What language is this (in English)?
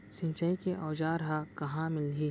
Chhattisgarhi